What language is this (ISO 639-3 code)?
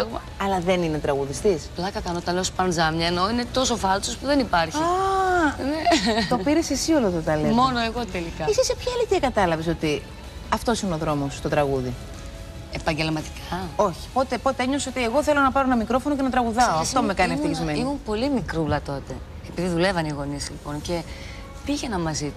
ell